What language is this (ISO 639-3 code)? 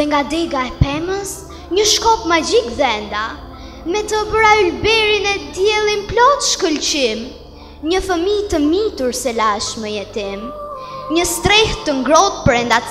ron